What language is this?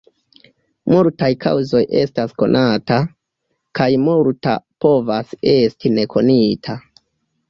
Esperanto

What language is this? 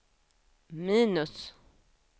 Swedish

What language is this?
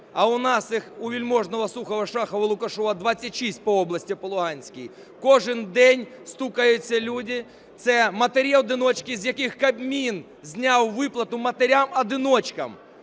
Ukrainian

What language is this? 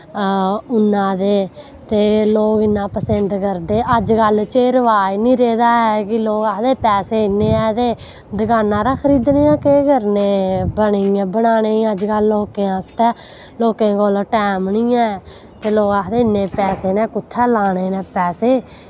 Dogri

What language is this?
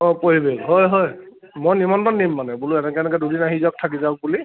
Assamese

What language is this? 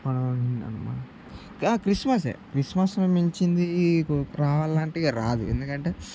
Telugu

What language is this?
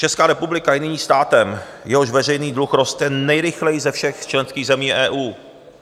Czech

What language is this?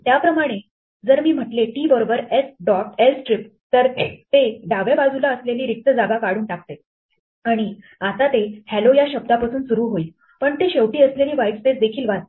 Marathi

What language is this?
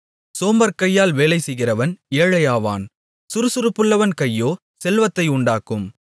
Tamil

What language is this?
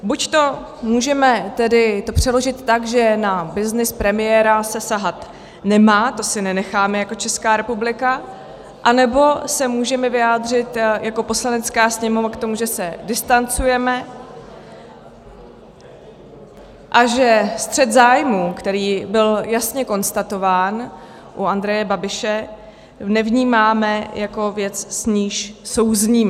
Czech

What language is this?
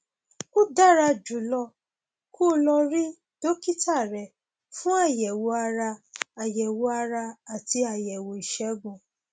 Yoruba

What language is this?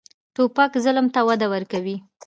Pashto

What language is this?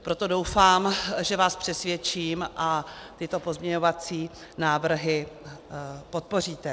Czech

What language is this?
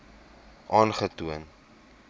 Afrikaans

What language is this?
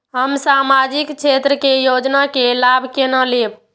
Maithili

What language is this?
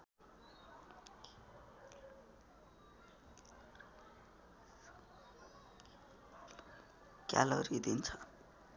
Nepali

